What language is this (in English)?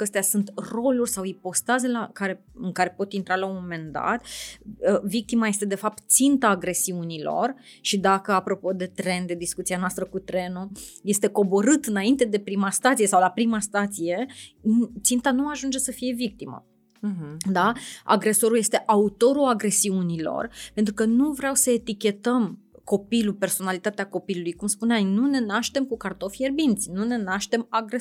Romanian